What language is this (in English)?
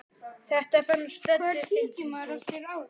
Icelandic